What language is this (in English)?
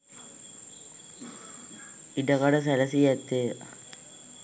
Sinhala